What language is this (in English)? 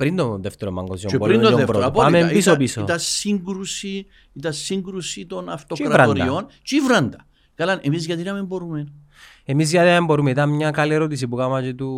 Greek